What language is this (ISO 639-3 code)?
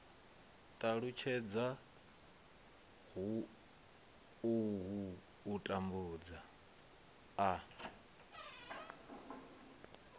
ven